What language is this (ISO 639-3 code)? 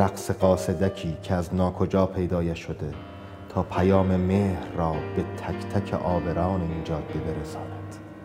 fas